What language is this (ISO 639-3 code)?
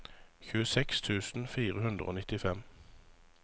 nor